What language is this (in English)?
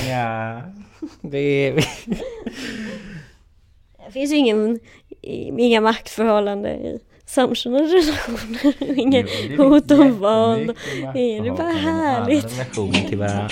Swedish